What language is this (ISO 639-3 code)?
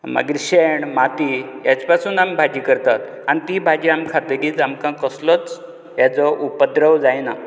kok